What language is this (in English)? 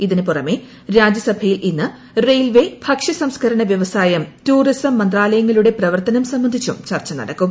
Malayalam